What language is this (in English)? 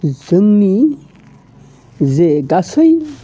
Bodo